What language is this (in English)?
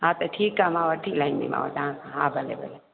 Sindhi